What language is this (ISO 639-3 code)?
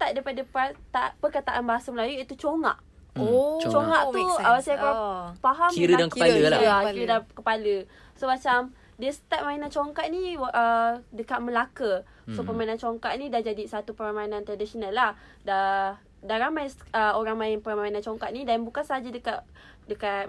msa